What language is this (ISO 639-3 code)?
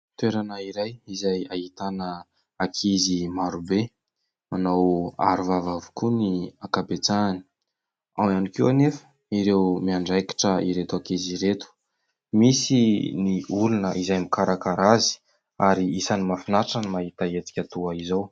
mlg